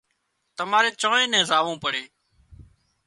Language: Wadiyara Koli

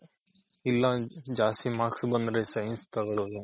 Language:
Kannada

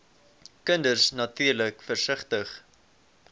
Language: Afrikaans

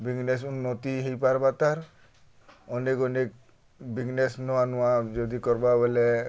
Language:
Odia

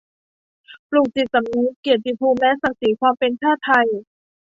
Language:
Thai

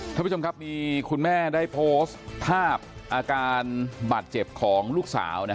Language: Thai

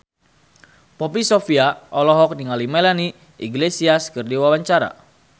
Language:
Sundanese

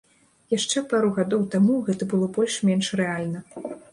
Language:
Belarusian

